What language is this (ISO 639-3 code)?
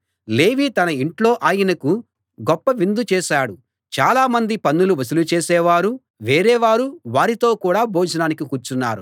tel